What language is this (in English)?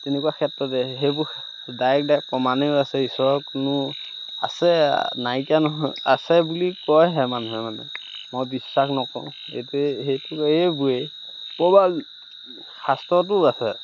Assamese